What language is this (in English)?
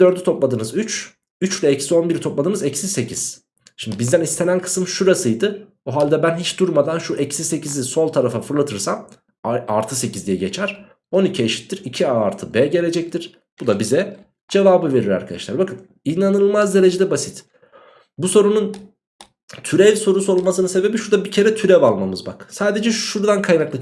Turkish